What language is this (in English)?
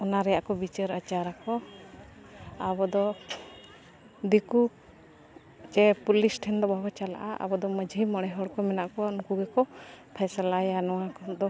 Santali